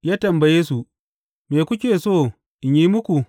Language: Hausa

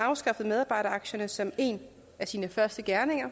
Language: Danish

